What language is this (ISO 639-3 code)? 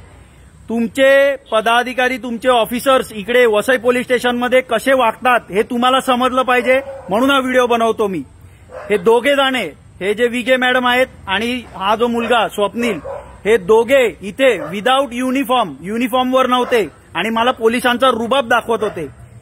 hin